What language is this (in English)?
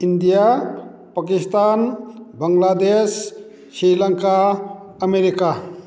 Manipuri